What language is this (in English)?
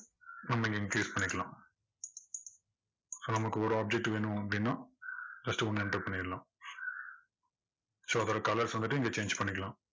Tamil